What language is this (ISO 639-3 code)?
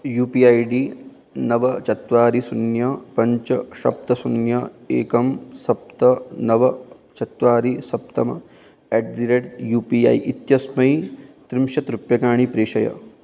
san